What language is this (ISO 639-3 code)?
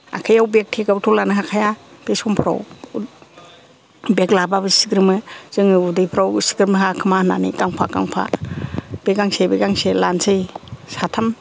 brx